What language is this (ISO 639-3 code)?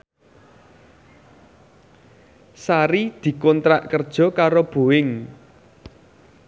jav